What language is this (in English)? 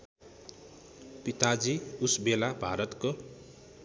Nepali